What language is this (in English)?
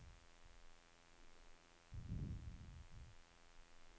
Norwegian